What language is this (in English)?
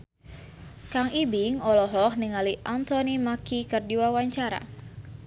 Sundanese